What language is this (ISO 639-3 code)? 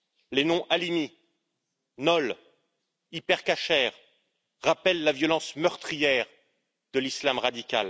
fra